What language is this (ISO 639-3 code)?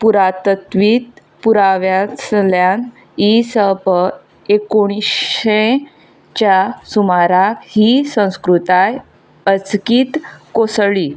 kok